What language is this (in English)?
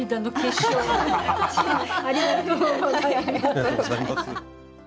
Japanese